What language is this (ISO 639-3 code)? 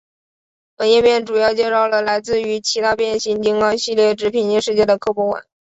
zho